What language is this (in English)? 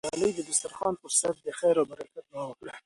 Pashto